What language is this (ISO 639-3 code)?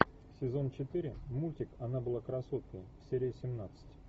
rus